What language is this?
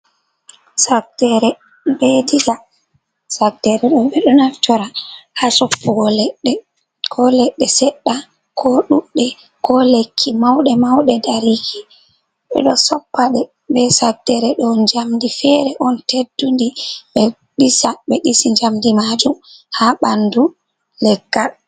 Fula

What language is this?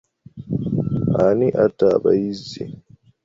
Ganda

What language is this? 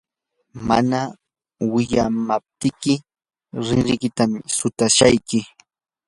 Yanahuanca Pasco Quechua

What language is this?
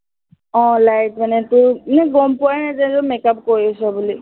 Assamese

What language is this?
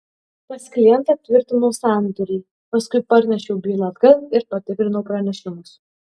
Lithuanian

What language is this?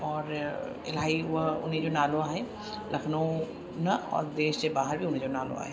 Sindhi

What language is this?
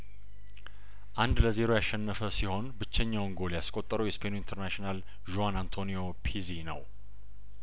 Amharic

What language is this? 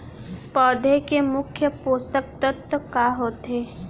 Chhattisgarhi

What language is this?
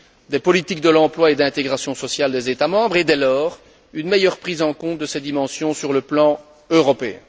French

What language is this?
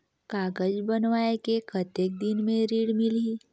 Chhattisgarhi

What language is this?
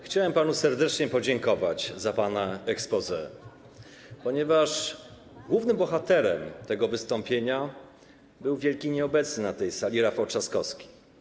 Polish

